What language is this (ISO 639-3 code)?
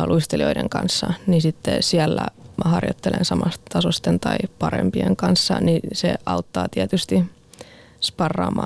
fin